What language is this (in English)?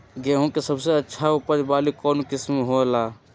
Magahi